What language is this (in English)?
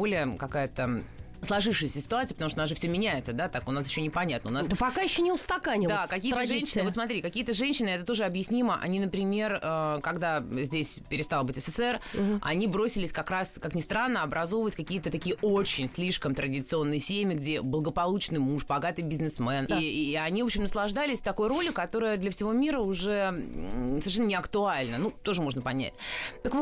Russian